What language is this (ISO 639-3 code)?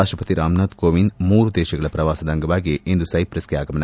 kan